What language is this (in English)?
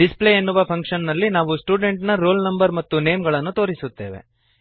Kannada